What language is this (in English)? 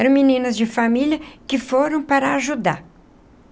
Portuguese